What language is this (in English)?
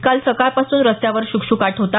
Marathi